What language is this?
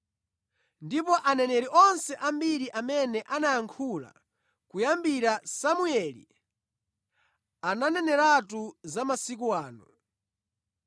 Nyanja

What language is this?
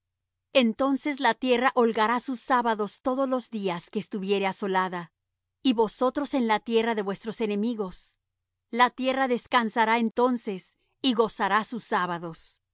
Spanish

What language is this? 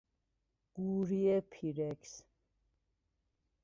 Persian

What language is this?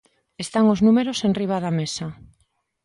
Galician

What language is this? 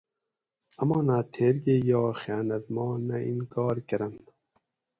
Gawri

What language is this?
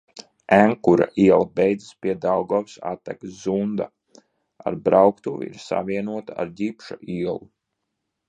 Latvian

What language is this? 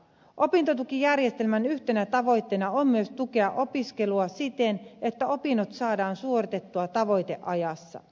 Finnish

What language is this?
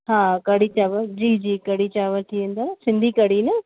Sindhi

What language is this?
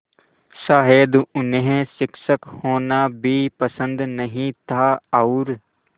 Hindi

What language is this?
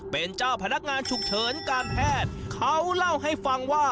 Thai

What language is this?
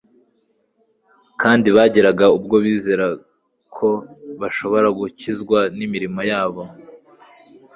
Kinyarwanda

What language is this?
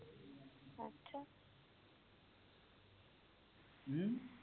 Punjabi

